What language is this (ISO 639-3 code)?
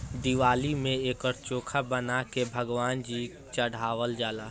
bho